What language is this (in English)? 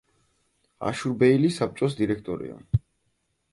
Georgian